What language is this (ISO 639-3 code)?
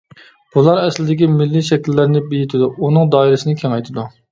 uig